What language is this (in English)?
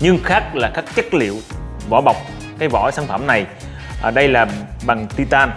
Vietnamese